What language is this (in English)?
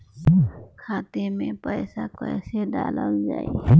Bhojpuri